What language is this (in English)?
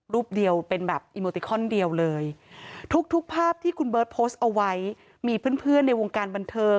Thai